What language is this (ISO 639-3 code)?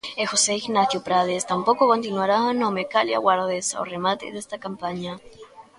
glg